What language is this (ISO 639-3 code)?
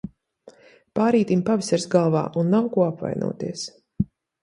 lav